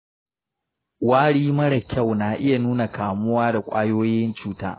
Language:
Hausa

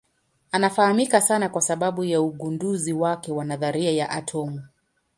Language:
Swahili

